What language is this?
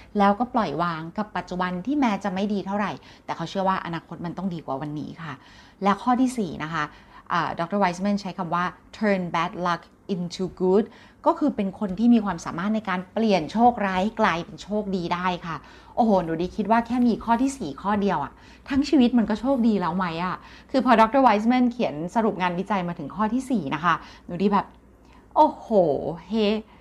Thai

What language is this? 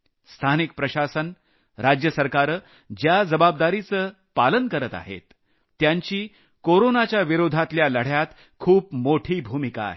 Marathi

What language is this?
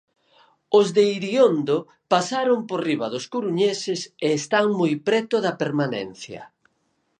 Galician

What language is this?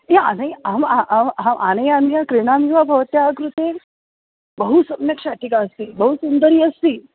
Sanskrit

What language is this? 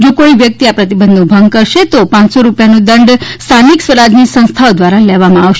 Gujarati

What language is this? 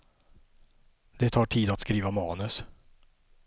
Swedish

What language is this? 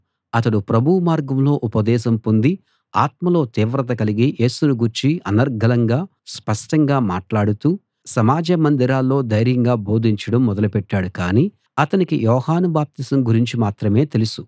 Telugu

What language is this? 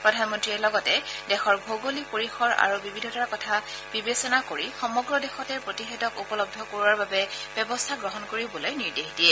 Assamese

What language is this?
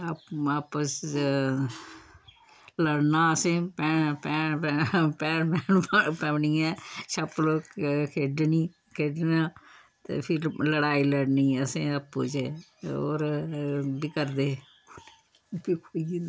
Dogri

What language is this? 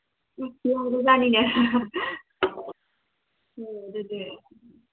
Manipuri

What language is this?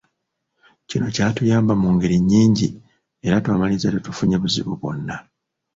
Ganda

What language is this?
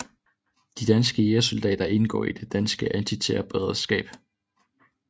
Danish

